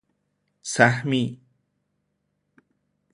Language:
Persian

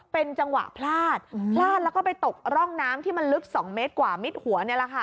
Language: Thai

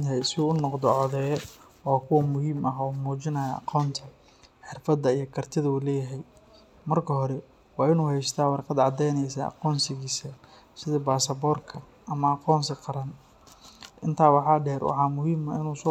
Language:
Somali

